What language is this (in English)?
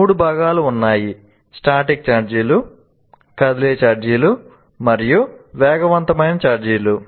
Telugu